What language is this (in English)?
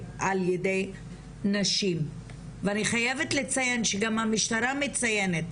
Hebrew